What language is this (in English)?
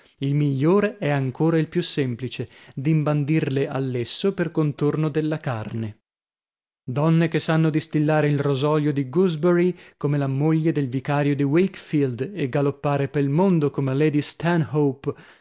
Italian